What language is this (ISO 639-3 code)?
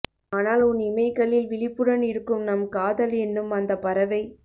tam